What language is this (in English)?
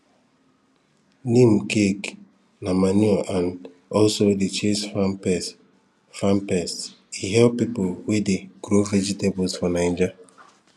Nigerian Pidgin